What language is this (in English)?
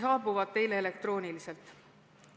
Estonian